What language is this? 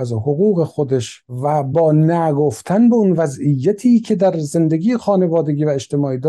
Persian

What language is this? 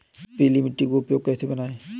Hindi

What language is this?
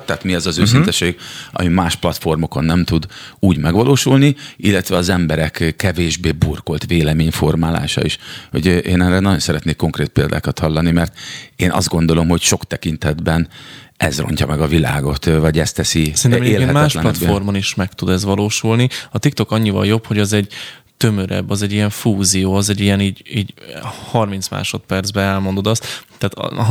Hungarian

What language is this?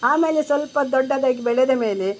Kannada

